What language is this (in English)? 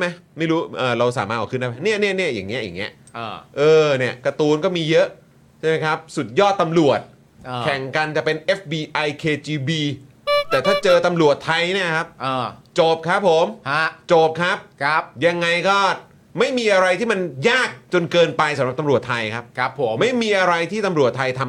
Thai